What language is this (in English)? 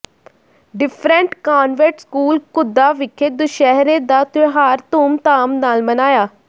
Punjabi